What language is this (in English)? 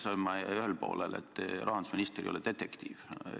Estonian